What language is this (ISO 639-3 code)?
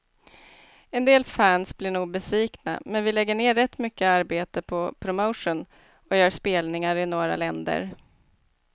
swe